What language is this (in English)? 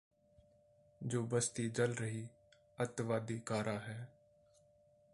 Punjabi